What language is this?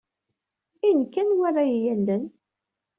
Kabyle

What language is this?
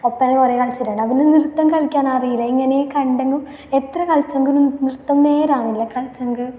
Malayalam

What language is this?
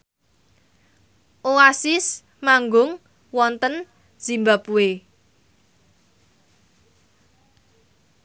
Javanese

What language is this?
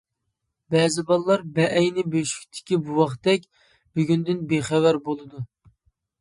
Uyghur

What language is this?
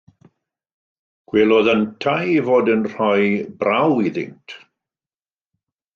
Welsh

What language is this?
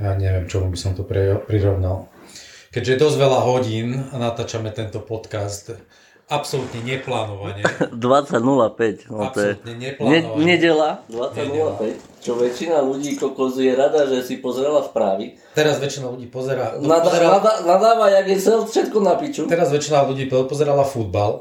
Slovak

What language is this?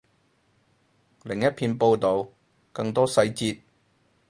Cantonese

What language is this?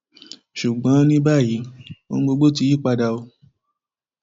Yoruba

